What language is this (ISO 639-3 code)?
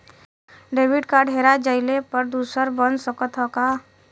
bho